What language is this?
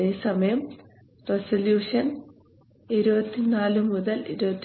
Malayalam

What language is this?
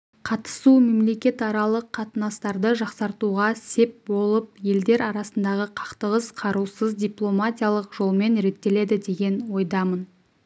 Kazakh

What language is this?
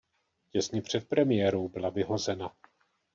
Czech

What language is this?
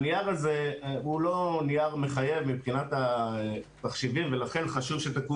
Hebrew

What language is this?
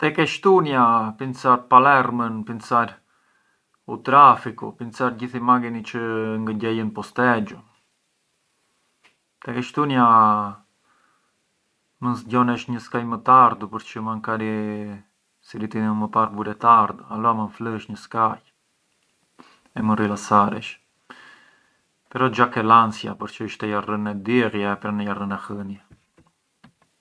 Arbëreshë Albanian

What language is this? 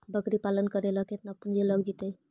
Magahi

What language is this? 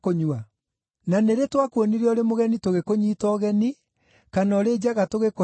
Kikuyu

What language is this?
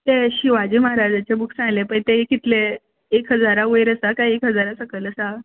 Konkani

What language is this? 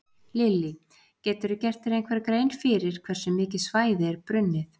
Icelandic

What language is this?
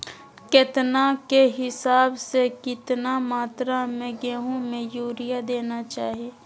Magahi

